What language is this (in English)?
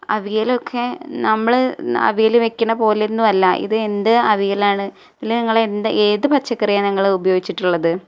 Malayalam